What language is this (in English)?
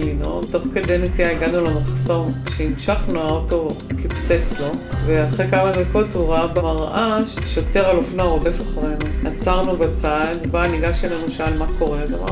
Hebrew